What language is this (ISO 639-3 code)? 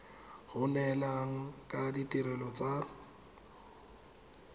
tsn